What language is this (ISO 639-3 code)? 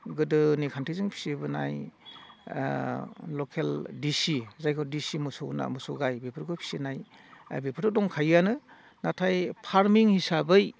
brx